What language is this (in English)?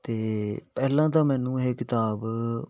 Punjabi